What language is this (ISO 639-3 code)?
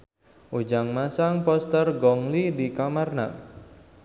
sun